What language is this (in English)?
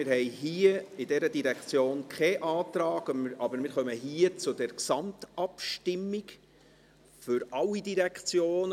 Swiss German